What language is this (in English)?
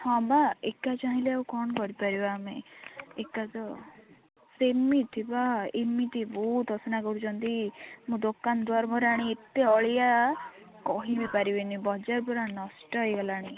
Odia